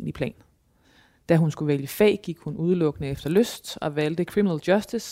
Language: Danish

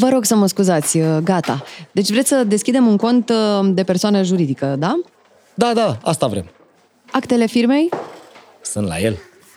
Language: Romanian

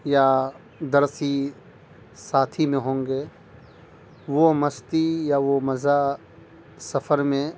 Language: Urdu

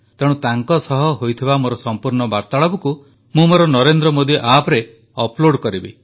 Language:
Odia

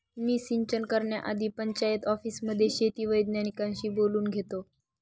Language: Marathi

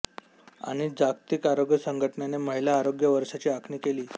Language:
Marathi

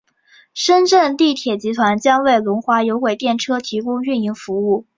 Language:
Chinese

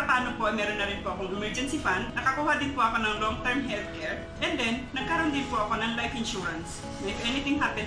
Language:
Filipino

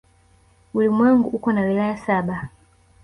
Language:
Swahili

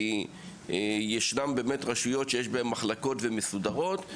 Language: Hebrew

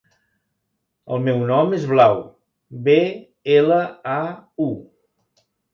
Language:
Catalan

